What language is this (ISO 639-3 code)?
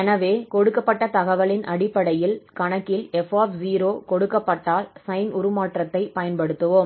tam